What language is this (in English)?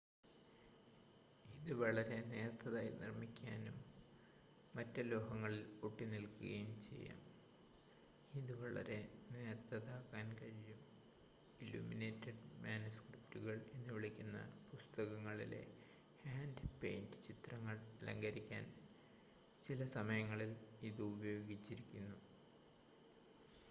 Malayalam